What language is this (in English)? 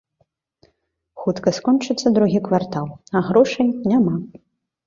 Belarusian